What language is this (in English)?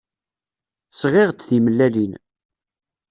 Kabyle